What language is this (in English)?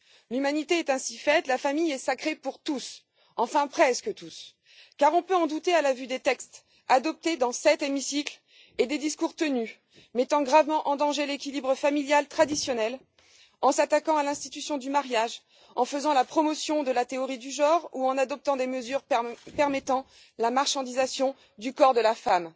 French